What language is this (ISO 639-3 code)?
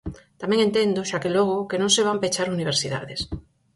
glg